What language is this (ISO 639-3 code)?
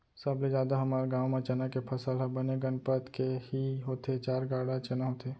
hne